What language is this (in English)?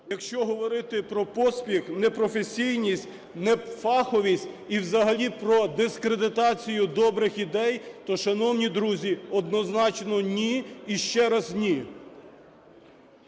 Ukrainian